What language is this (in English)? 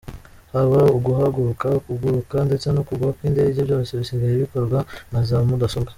Kinyarwanda